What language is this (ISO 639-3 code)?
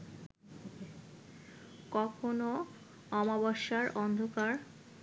ben